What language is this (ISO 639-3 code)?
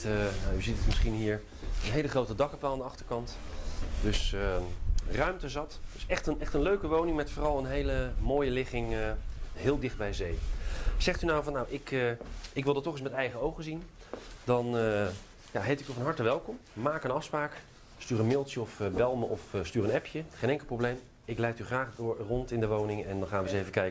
nld